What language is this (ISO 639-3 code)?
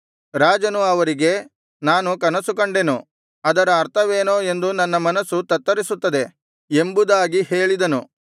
kan